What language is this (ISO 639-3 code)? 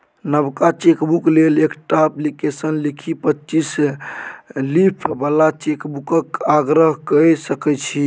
mai